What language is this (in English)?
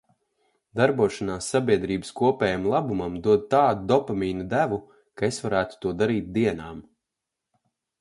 Latvian